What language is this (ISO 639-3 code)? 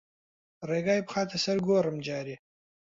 ckb